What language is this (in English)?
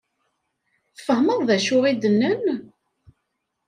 Kabyle